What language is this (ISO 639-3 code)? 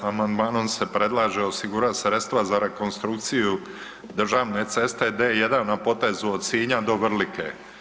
hrv